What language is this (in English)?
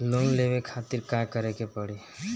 Bhojpuri